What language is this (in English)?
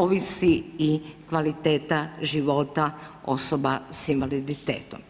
Croatian